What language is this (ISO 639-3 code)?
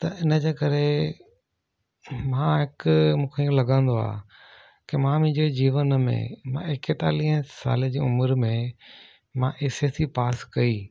snd